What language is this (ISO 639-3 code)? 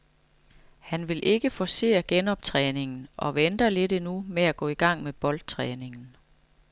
dan